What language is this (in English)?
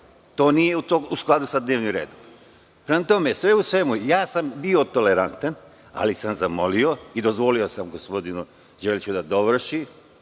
Serbian